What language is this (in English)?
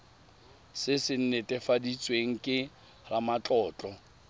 Tswana